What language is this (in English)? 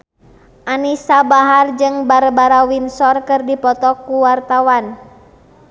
Sundanese